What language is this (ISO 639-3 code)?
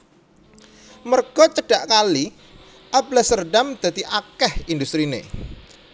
jav